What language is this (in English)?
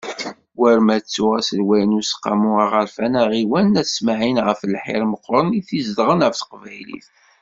Kabyle